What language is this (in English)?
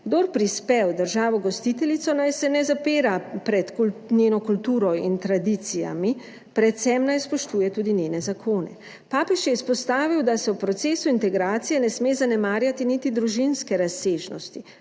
Slovenian